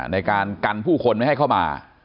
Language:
Thai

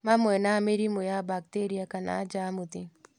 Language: Kikuyu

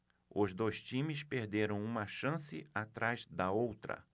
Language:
Portuguese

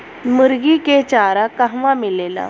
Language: Bhojpuri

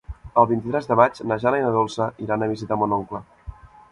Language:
Catalan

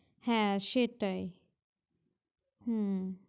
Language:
Bangla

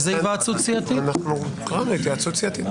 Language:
Hebrew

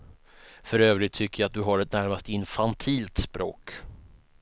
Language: Swedish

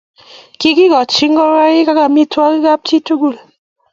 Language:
Kalenjin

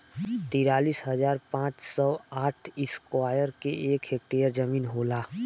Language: Bhojpuri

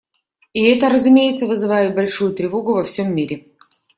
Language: Russian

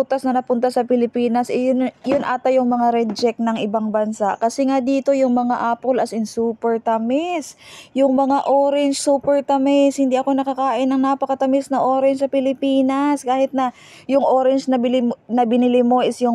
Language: Filipino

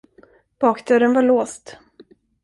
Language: Swedish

